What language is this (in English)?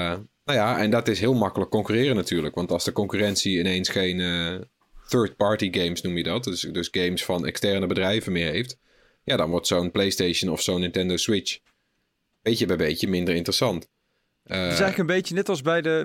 Dutch